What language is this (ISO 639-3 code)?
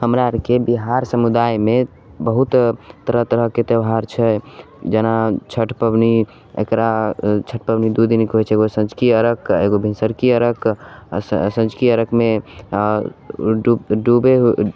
mai